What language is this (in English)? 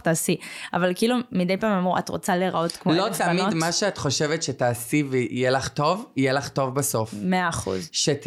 Hebrew